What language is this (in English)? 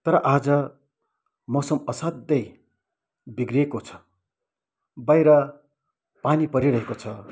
Nepali